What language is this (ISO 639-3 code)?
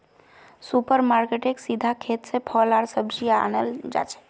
mag